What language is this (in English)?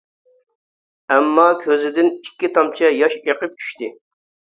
Uyghur